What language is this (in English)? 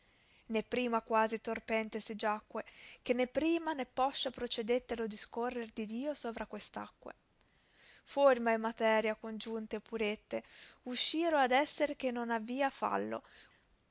Italian